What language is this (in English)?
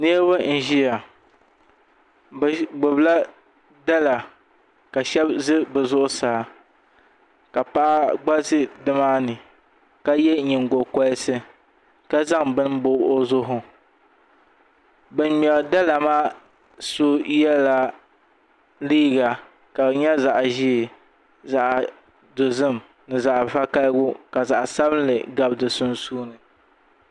Dagbani